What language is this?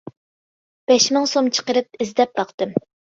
Uyghur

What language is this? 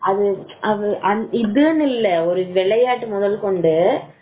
Tamil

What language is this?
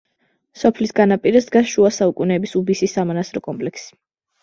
Georgian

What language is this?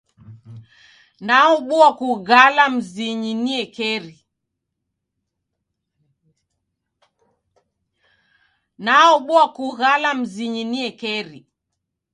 Taita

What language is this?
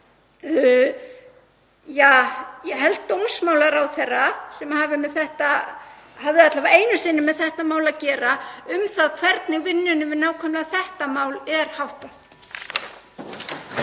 Icelandic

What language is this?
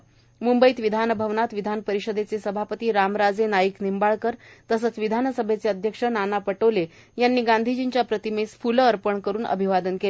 Marathi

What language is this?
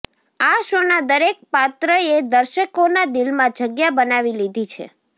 Gujarati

